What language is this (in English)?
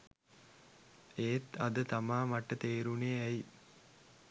Sinhala